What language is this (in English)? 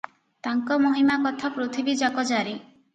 Odia